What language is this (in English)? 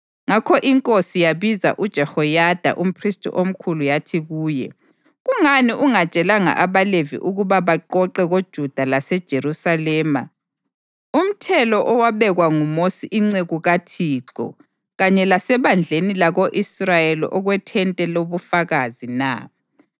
North Ndebele